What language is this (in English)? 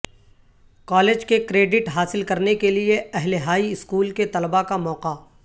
Urdu